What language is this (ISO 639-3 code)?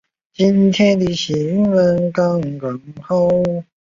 zho